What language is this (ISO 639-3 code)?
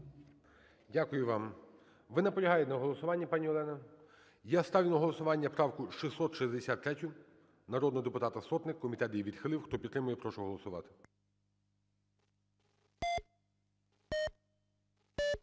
ukr